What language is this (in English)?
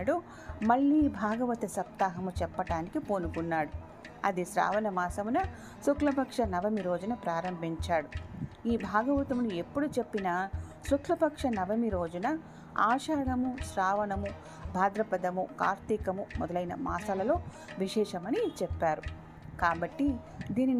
Telugu